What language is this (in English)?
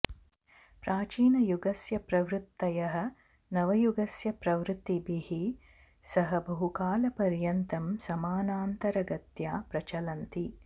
Sanskrit